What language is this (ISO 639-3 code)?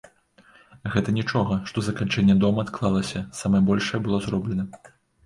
bel